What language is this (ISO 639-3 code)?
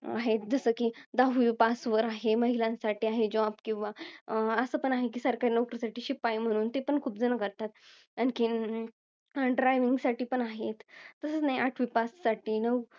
mar